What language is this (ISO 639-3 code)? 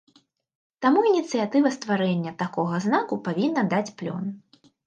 bel